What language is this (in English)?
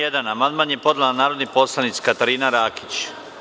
Serbian